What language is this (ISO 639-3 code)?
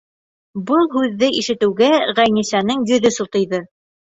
bak